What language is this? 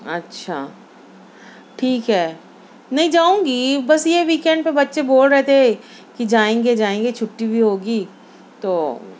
Urdu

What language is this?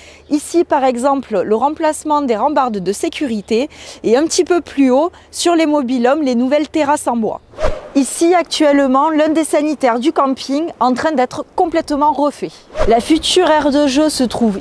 French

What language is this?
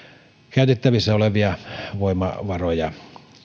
Finnish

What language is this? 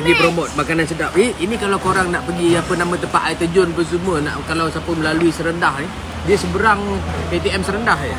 Malay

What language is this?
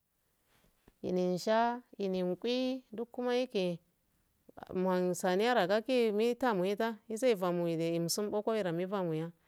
Afade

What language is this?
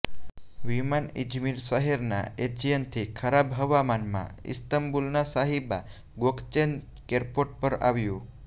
Gujarati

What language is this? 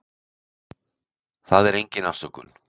Icelandic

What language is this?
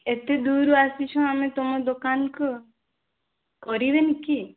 Odia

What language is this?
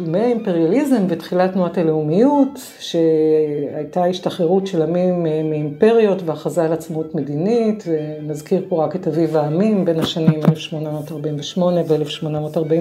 Hebrew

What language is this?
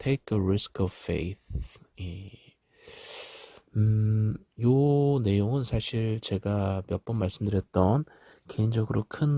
Korean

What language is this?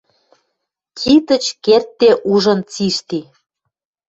Western Mari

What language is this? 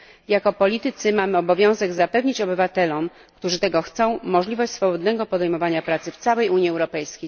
Polish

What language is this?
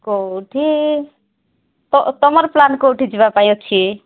Odia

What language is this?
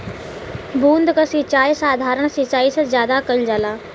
Bhojpuri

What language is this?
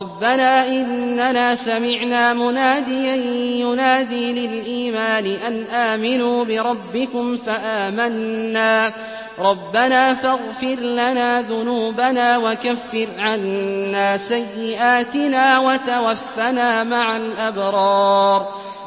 Arabic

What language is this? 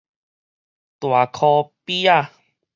Min Nan Chinese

